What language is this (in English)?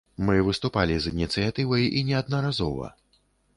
Belarusian